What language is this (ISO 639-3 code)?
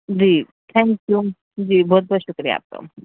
urd